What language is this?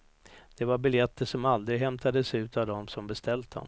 Swedish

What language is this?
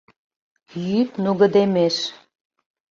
Mari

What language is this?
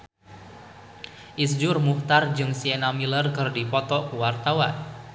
Sundanese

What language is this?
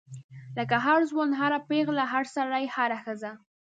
Pashto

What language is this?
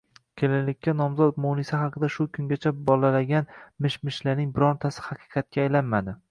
Uzbek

